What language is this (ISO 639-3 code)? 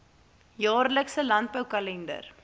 afr